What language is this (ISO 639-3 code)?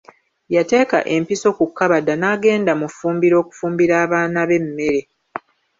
lug